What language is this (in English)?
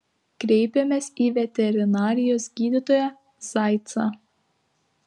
Lithuanian